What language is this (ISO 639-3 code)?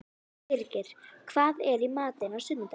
isl